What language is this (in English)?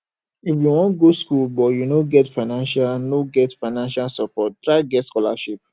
Nigerian Pidgin